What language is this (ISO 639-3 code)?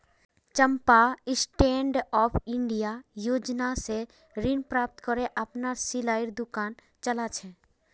mag